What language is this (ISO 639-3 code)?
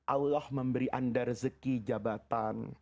ind